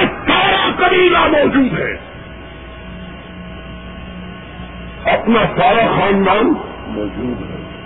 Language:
Urdu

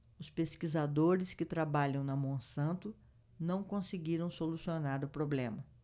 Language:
Portuguese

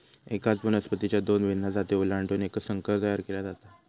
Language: Marathi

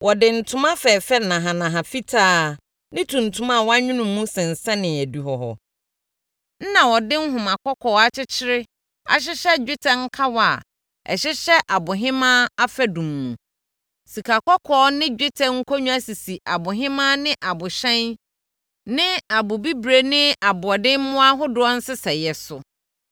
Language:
Akan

